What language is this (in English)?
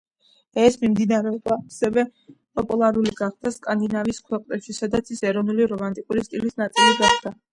Georgian